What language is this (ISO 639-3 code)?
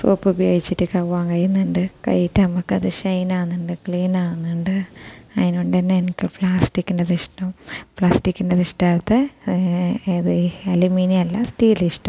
mal